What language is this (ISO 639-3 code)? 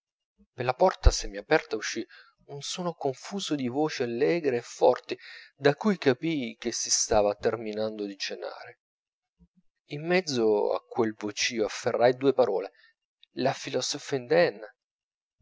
ita